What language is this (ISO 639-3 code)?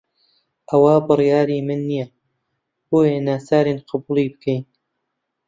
ckb